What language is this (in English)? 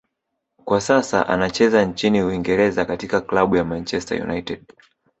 Swahili